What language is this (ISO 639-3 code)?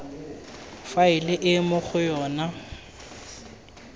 tsn